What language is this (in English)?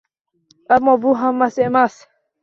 Uzbek